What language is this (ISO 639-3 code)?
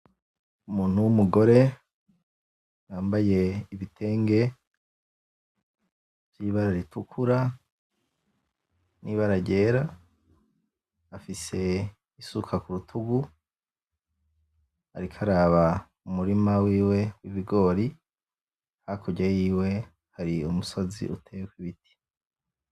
run